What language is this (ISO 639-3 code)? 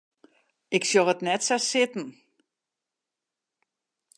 fry